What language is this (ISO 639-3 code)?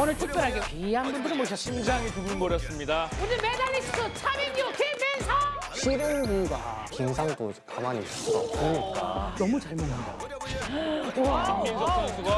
kor